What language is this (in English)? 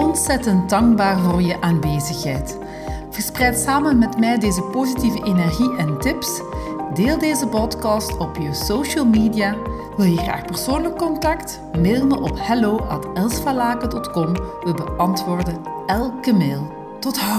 Dutch